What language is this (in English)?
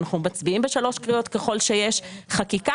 Hebrew